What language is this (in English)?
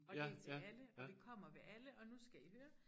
Danish